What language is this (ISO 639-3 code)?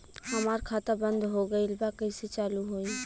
bho